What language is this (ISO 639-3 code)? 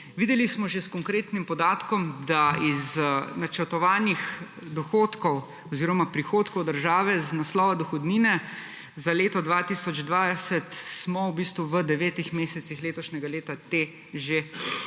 slv